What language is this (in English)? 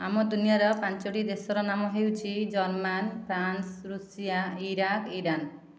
Odia